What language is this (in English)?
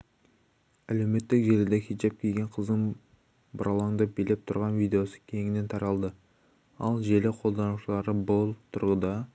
Kazakh